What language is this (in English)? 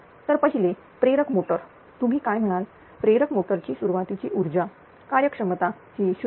Marathi